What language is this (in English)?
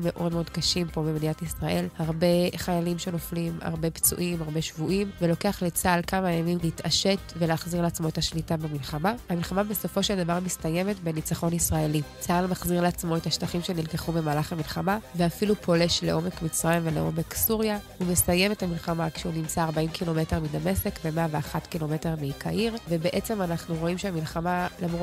Hebrew